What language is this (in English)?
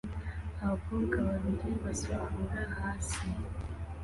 Kinyarwanda